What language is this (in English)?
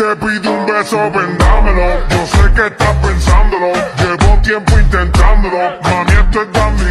Turkish